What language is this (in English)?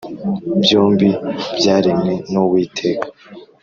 Kinyarwanda